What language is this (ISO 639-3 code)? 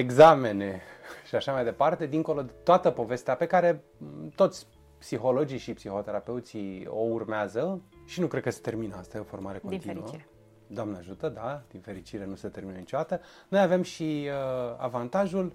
ron